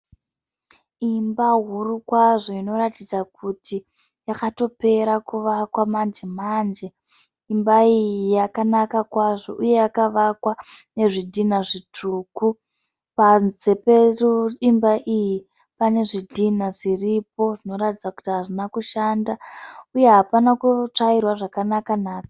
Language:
Shona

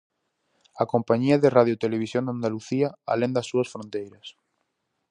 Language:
Galician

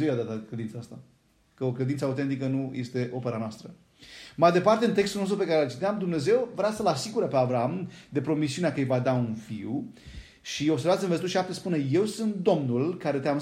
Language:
Romanian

